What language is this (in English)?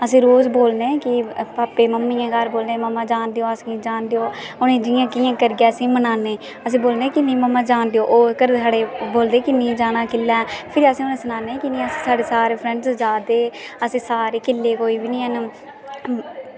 Dogri